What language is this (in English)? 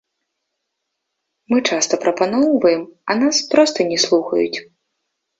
Belarusian